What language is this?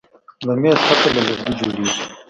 Pashto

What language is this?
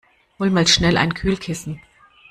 German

